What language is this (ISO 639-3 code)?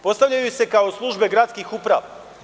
srp